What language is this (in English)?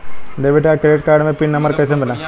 Bhojpuri